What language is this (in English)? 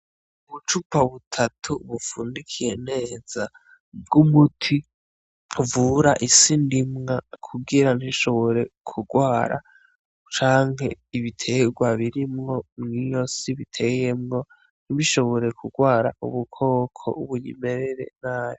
Rundi